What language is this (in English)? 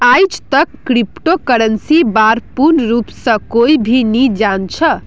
Magahi